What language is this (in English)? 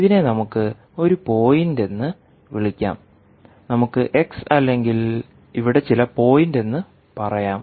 Malayalam